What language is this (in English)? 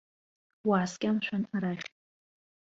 Abkhazian